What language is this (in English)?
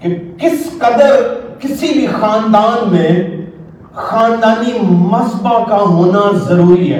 Urdu